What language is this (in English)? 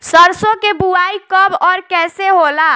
Bhojpuri